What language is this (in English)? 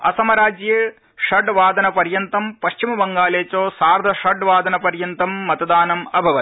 Sanskrit